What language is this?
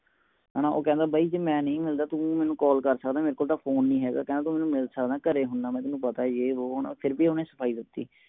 Punjabi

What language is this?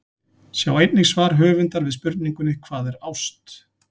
Icelandic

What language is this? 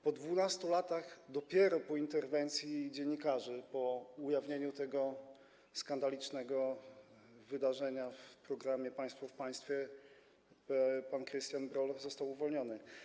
Polish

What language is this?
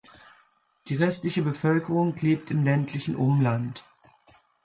German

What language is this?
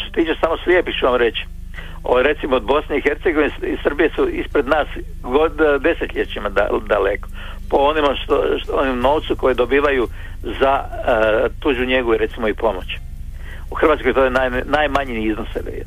Croatian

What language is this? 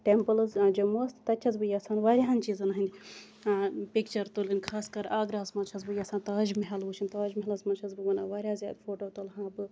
Kashmiri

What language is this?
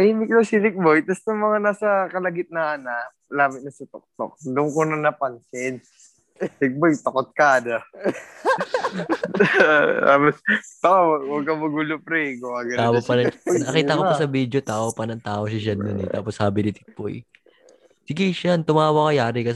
Filipino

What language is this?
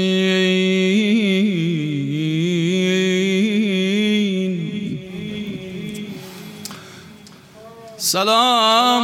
Persian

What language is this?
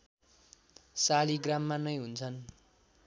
Nepali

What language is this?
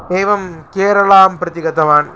Sanskrit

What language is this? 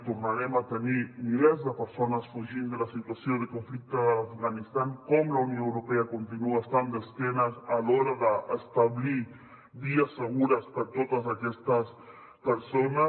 Catalan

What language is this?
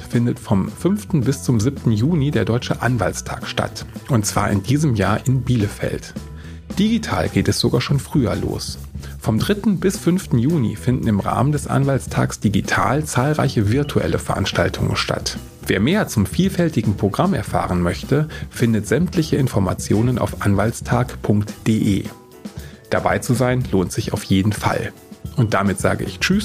German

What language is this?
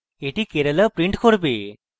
Bangla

